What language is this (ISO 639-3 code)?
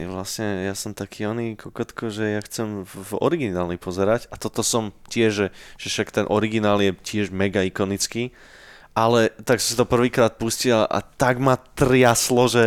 slk